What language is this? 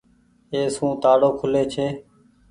Goaria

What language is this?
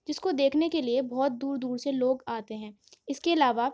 Urdu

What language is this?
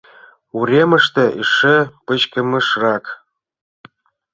Mari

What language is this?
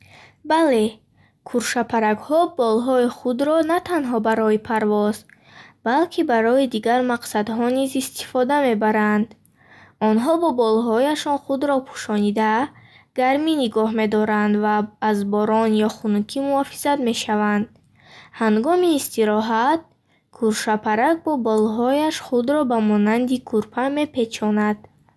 Bukharic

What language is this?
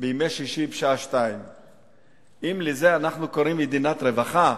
Hebrew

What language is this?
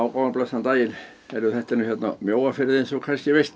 Icelandic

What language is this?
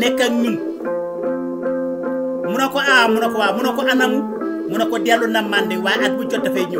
Indonesian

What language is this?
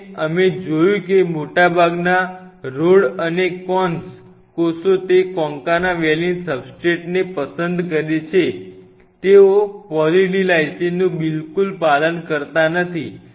Gujarati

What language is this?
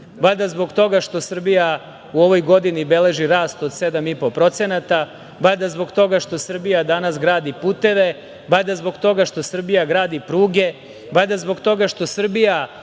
Serbian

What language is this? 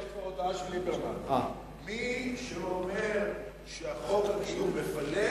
Hebrew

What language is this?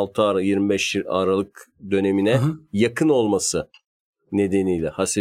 Turkish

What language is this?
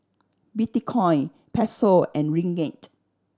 English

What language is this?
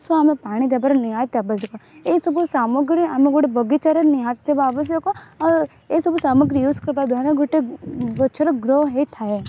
Odia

